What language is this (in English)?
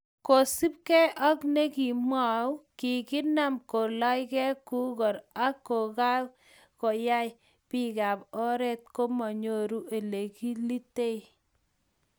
Kalenjin